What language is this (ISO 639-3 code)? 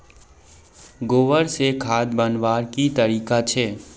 mag